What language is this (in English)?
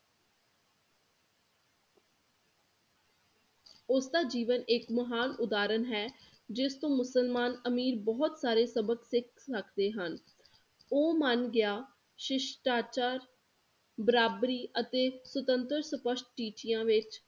Punjabi